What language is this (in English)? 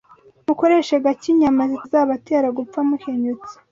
Kinyarwanda